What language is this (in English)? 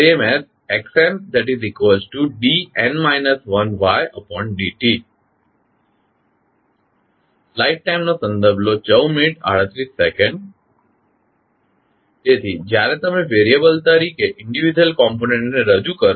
Gujarati